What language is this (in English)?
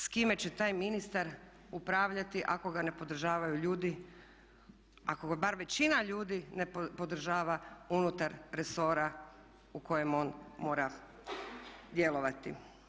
Croatian